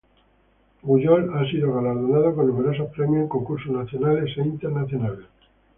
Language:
Spanish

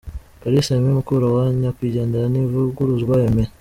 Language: Kinyarwanda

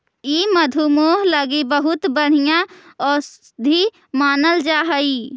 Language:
Magahi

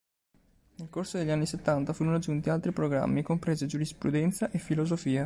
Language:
Italian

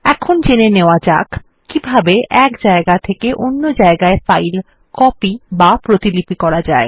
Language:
Bangla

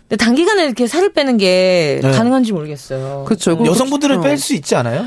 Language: Korean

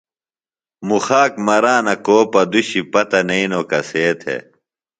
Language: Phalura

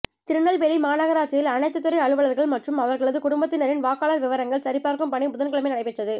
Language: Tamil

